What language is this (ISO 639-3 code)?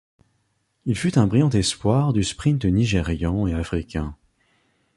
fra